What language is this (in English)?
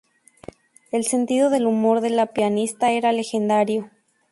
Spanish